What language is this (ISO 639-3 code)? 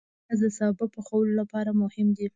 pus